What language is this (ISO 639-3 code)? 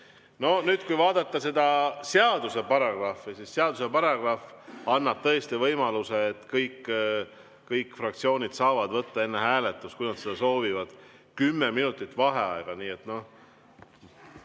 est